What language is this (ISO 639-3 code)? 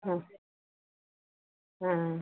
hin